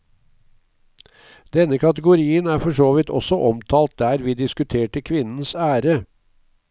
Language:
Norwegian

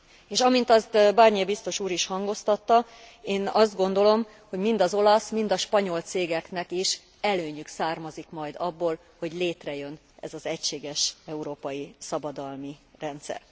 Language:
Hungarian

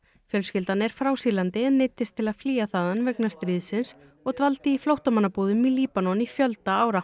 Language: Icelandic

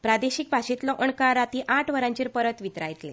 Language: Konkani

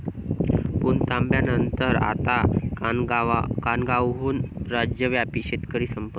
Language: Marathi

